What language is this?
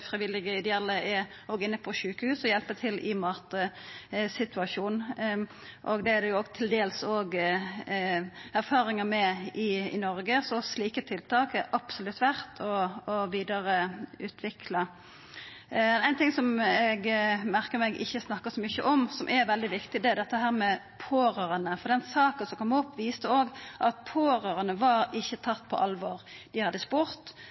Norwegian Nynorsk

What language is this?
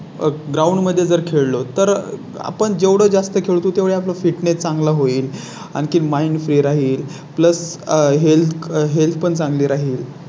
Marathi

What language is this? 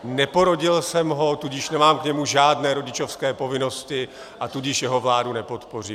Czech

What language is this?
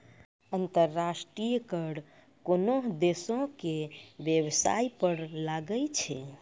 Maithili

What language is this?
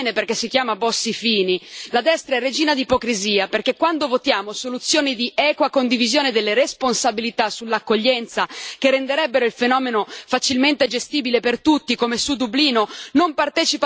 Italian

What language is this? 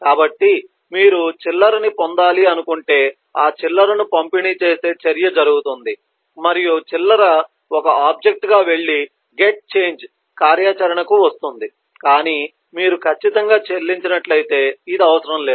Telugu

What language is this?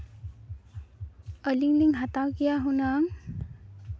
Santali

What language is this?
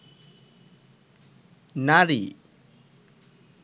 Bangla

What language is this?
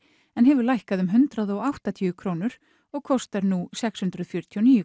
Icelandic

